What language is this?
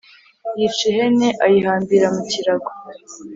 Kinyarwanda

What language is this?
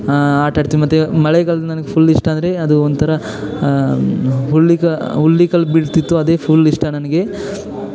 Kannada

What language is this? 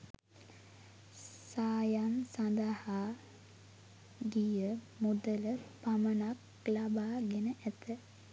Sinhala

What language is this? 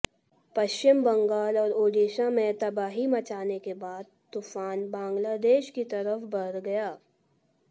Hindi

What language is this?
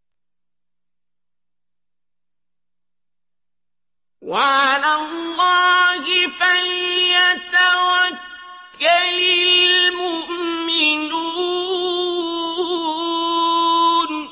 Arabic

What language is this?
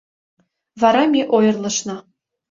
Mari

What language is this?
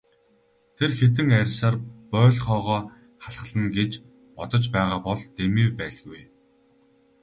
Mongolian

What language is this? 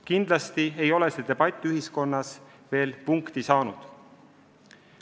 Estonian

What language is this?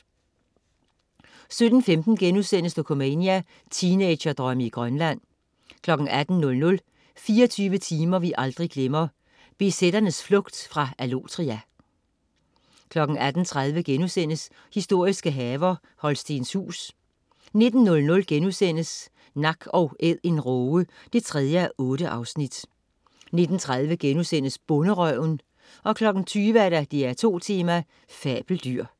Danish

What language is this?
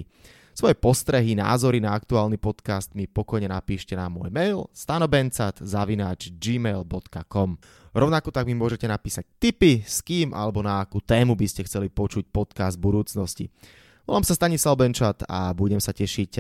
Slovak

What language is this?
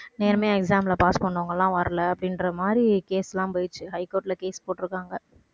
Tamil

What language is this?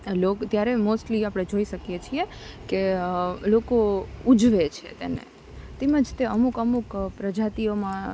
Gujarati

